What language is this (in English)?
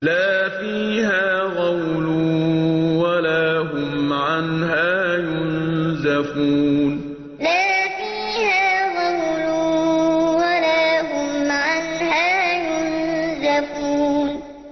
Arabic